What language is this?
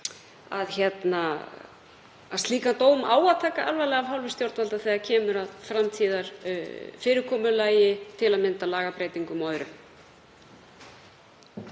Icelandic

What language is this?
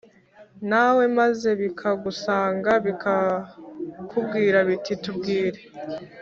Kinyarwanda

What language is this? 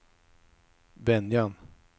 Swedish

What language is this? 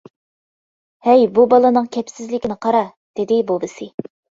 Uyghur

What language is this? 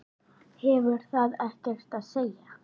Icelandic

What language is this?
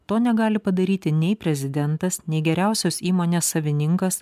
Lithuanian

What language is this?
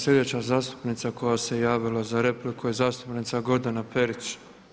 Croatian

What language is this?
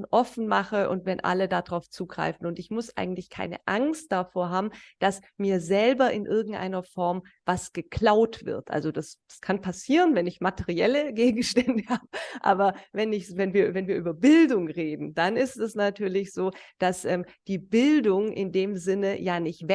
German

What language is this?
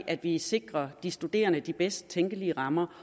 Danish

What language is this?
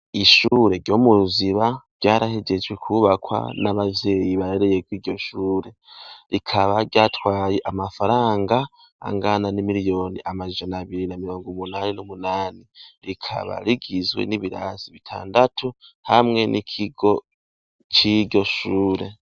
Rundi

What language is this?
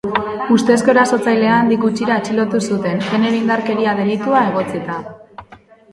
Basque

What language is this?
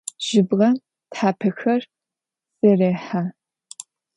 Adyghe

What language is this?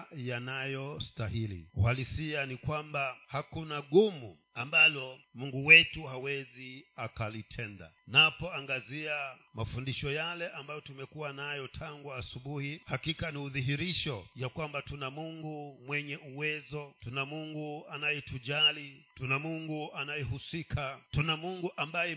Swahili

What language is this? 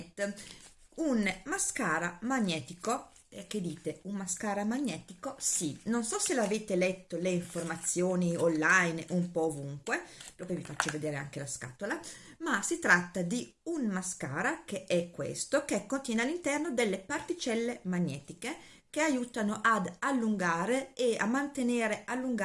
Italian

